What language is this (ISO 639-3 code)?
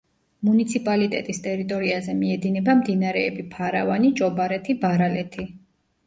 kat